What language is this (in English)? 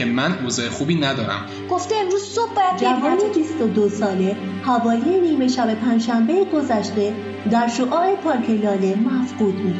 Persian